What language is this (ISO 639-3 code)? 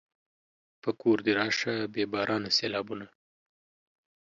pus